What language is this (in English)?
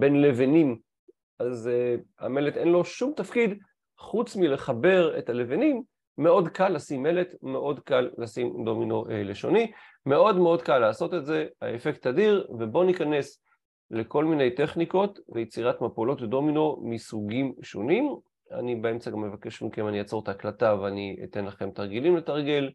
Hebrew